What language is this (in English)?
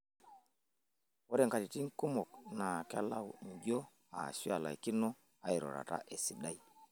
Masai